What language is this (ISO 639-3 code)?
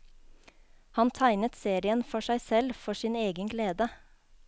nor